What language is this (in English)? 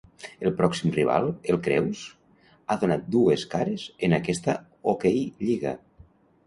Catalan